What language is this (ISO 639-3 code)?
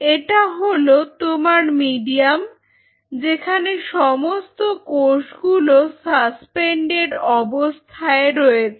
ben